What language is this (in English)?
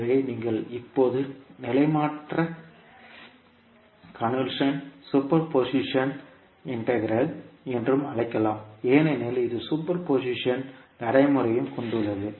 Tamil